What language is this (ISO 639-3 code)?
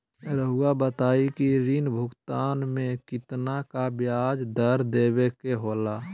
mag